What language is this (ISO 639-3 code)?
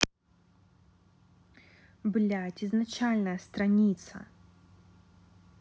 rus